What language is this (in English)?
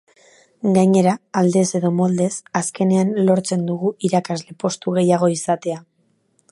Basque